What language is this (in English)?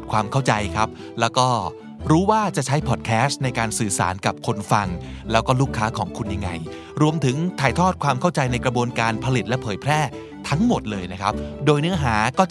Thai